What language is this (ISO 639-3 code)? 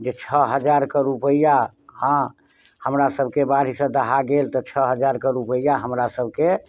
mai